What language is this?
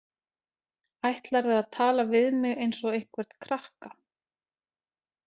Icelandic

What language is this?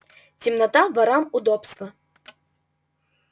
Russian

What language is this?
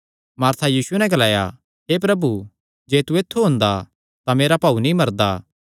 Kangri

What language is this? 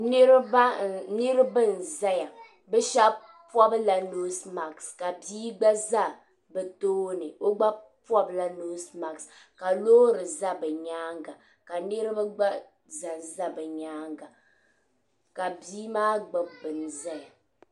Dagbani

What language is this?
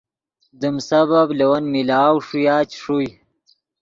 Yidgha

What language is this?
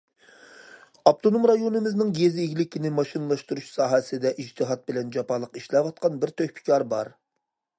Uyghur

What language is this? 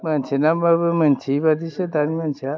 Bodo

